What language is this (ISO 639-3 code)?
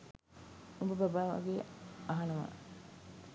sin